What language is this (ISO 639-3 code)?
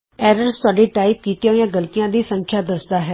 pan